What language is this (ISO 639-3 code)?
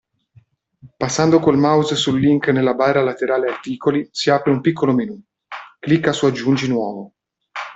ita